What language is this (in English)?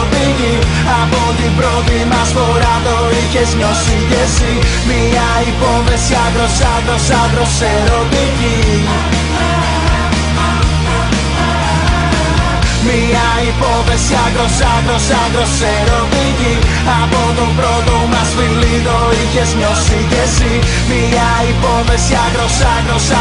Greek